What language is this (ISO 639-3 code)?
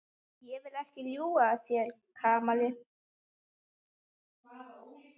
isl